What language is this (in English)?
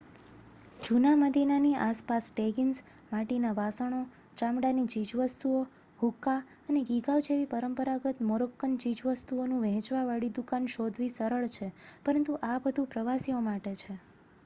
Gujarati